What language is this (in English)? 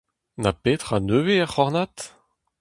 Breton